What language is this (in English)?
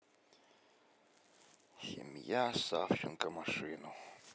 Russian